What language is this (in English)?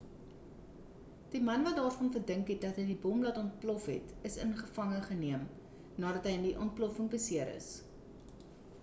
Afrikaans